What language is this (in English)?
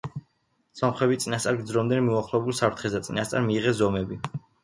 Georgian